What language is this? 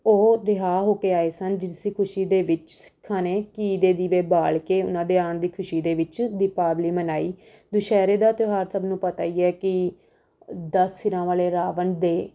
Punjabi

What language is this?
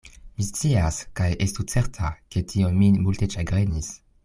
Esperanto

